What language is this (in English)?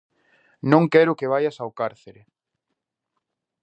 Galician